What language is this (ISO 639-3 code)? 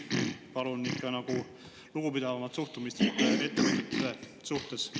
est